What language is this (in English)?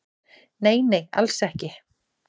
Icelandic